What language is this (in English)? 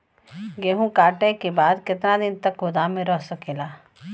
Bhojpuri